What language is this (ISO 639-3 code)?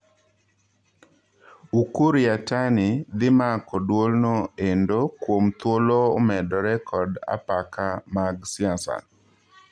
luo